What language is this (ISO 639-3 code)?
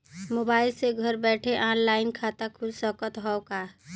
bho